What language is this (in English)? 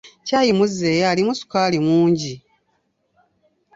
Ganda